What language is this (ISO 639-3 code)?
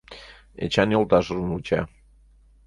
chm